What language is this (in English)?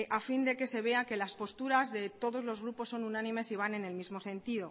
Spanish